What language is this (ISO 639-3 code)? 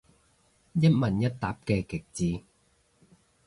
yue